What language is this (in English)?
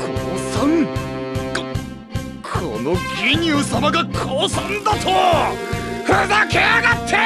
Japanese